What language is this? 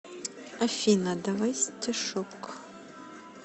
Russian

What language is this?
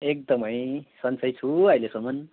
Nepali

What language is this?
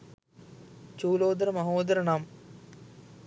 Sinhala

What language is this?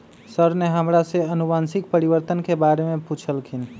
Magahi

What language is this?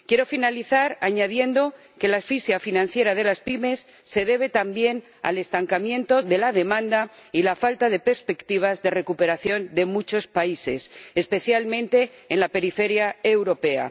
Spanish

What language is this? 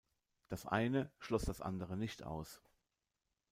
German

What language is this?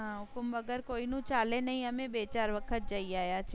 Gujarati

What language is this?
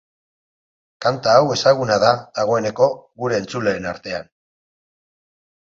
Basque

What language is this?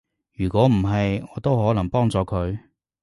Cantonese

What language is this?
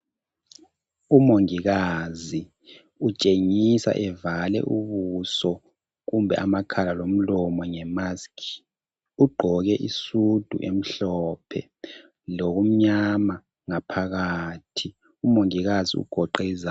North Ndebele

